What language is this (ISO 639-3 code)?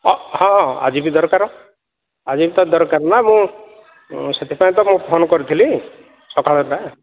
ori